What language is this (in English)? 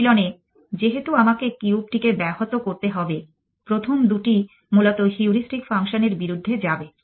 Bangla